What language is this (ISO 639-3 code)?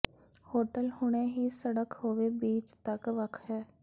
pan